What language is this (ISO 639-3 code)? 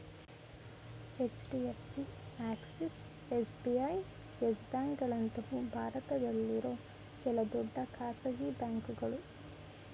kan